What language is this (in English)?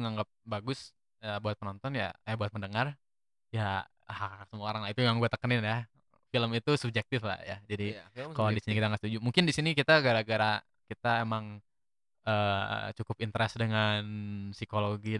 Indonesian